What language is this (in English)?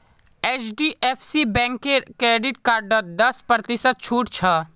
Magahi